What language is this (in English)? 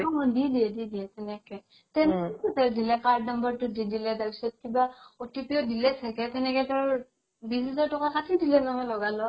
Assamese